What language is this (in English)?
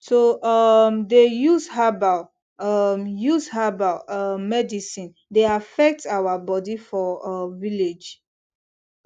Nigerian Pidgin